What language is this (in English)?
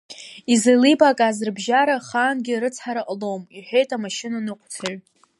Abkhazian